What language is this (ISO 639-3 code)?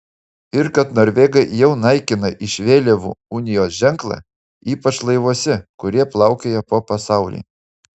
lit